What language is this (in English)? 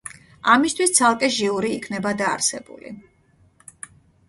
Georgian